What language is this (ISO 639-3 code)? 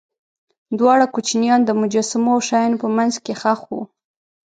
pus